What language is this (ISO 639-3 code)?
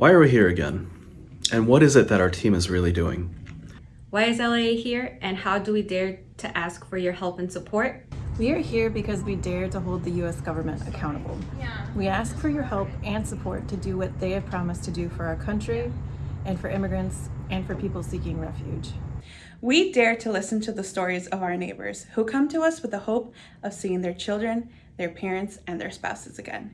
eng